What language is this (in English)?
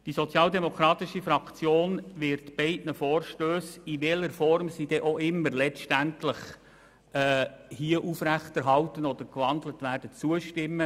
Swiss German